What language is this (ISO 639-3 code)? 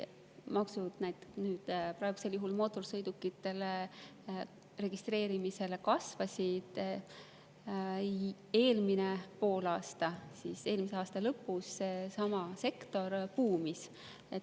est